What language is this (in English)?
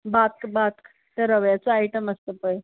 Konkani